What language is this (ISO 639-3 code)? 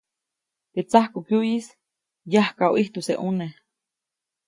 zoc